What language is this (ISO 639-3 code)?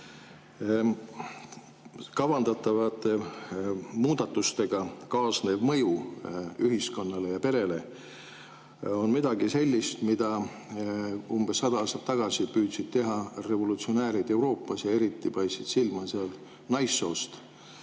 est